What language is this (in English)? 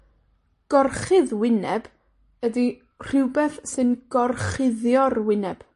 Welsh